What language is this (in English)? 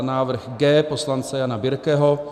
Czech